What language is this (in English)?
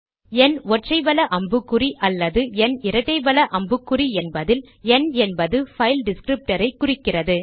Tamil